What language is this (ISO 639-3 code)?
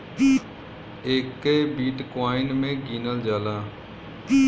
bho